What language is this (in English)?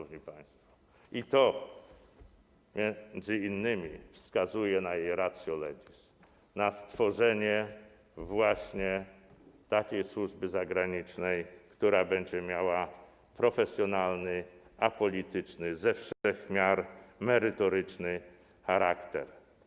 Polish